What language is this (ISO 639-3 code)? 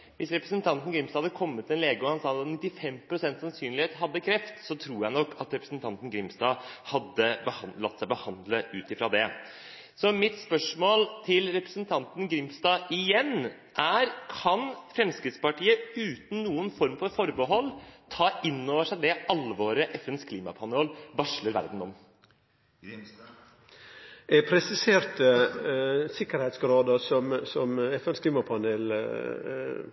nor